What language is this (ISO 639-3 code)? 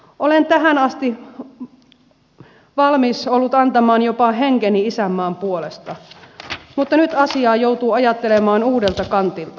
fin